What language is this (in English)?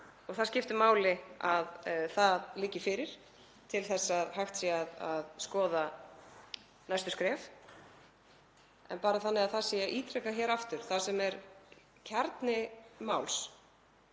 Icelandic